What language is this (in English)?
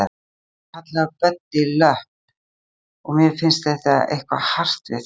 Icelandic